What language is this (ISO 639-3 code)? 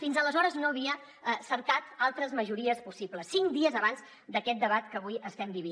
cat